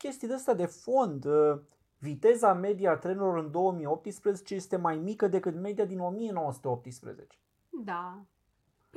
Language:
Romanian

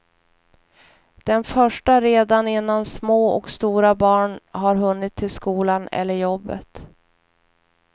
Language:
Swedish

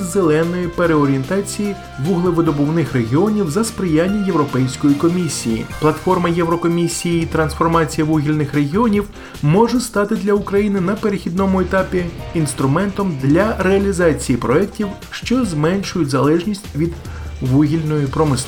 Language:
Ukrainian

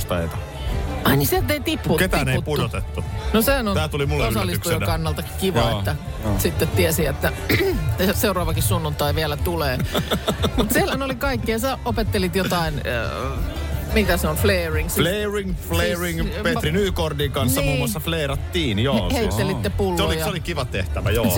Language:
Finnish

